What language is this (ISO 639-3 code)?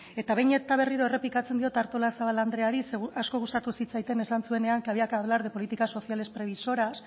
eus